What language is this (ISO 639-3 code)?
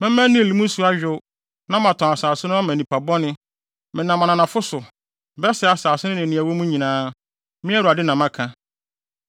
aka